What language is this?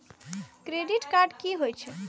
Maithili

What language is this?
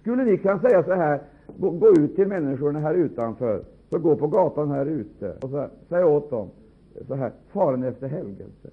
Swedish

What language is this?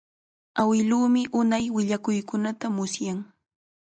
Chiquián Ancash Quechua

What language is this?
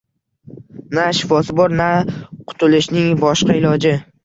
Uzbek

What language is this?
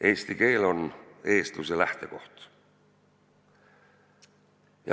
Estonian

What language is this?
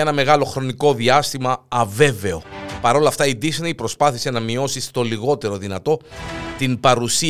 Greek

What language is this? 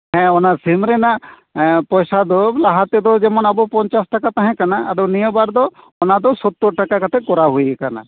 Santali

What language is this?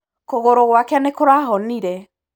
Kikuyu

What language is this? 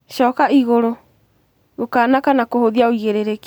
Kikuyu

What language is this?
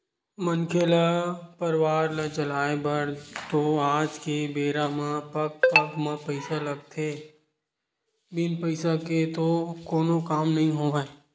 Chhattisgarhi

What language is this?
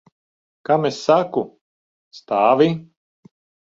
Latvian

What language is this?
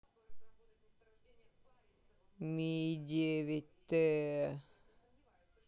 Russian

